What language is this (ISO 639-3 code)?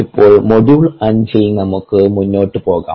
mal